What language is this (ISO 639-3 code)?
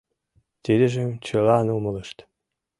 chm